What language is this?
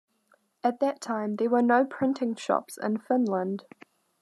English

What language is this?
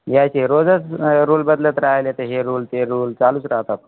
Marathi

